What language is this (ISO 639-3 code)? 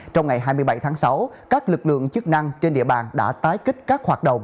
vie